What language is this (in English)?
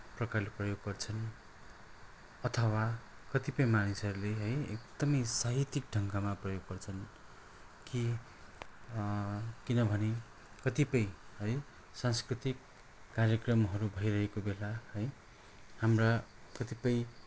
Nepali